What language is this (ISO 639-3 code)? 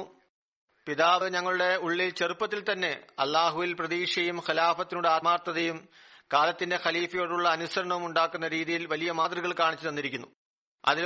mal